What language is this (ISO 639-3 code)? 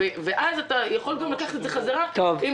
heb